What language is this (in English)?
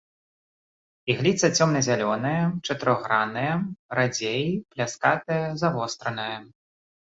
Belarusian